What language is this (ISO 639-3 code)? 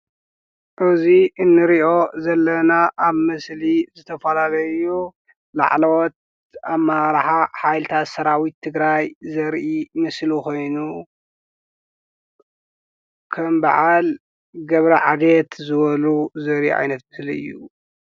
tir